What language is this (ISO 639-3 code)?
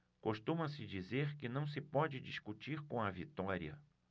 por